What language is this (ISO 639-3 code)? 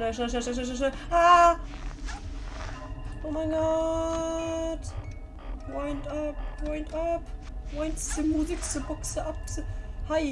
deu